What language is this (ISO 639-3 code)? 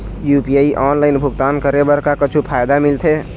hne